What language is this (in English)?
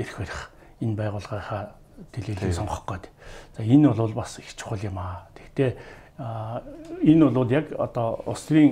Romanian